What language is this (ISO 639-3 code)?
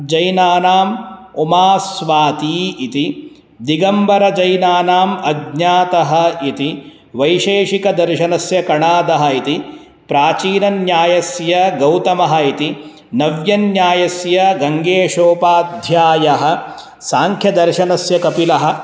san